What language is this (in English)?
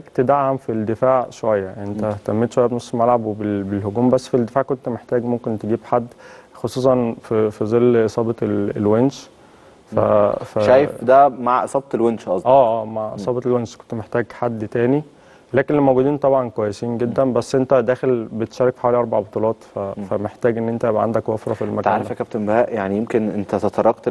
Arabic